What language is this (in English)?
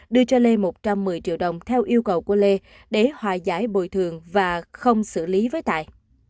Vietnamese